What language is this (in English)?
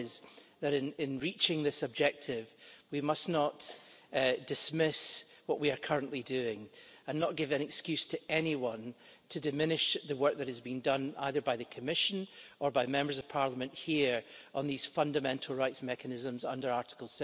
English